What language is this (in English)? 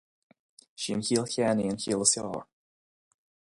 Irish